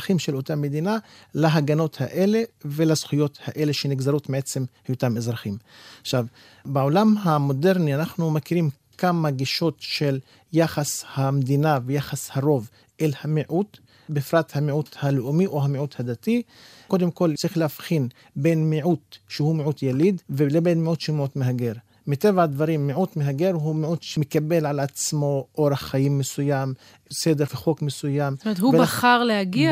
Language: Hebrew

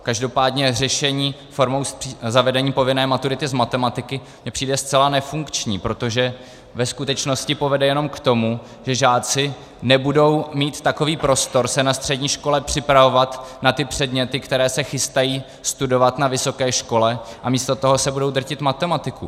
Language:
Czech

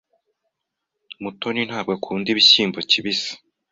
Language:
Kinyarwanda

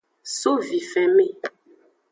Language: Aja (Benin)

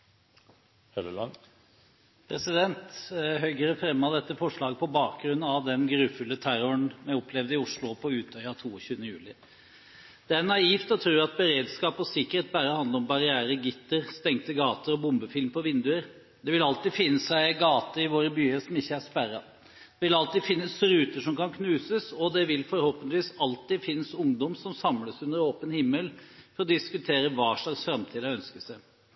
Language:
Norwegian Bokmål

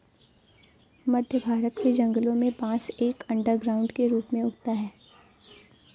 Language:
Hindi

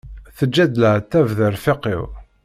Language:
Kabyle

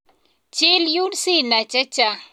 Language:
Kalenjin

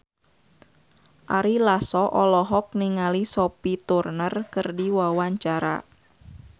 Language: Sundanese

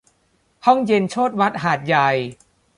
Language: Thai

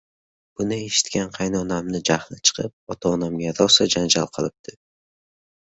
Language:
Uzbek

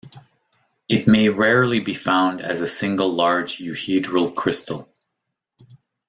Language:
English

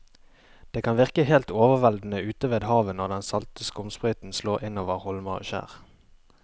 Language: Norwegian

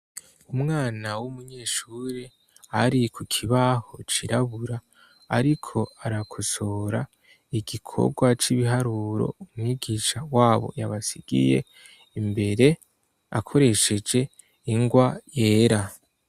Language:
Rundi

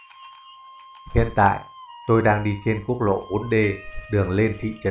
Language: Vietnamese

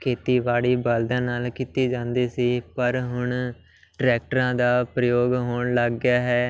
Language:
Punjabi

